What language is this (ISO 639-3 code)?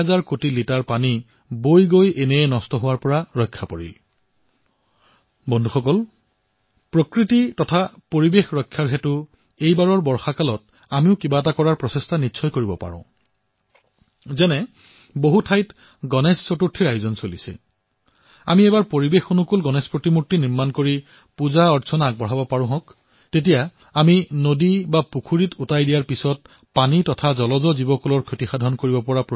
asm